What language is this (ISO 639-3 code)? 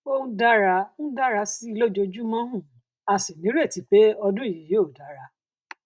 yor